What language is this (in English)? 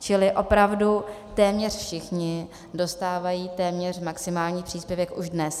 Czech